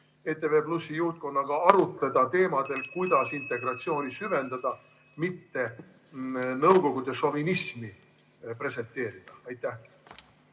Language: Estonian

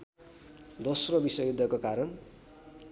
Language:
Nepali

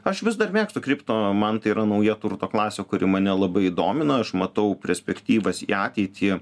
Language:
Lithuanian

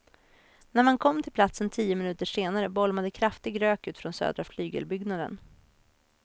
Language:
Swedish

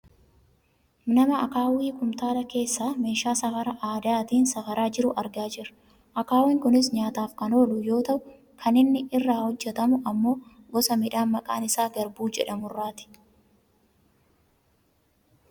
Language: Oromo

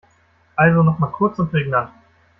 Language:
German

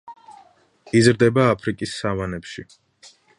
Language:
Georgian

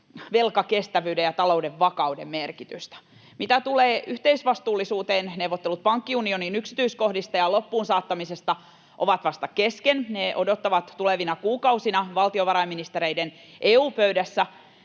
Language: Finnish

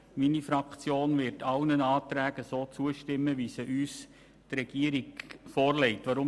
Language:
Swiss German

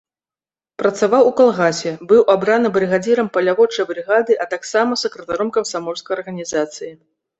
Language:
Belarusian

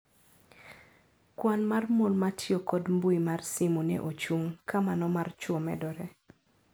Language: Luo (Kenya and Tanzania)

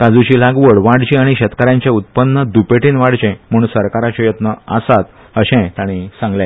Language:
Konkani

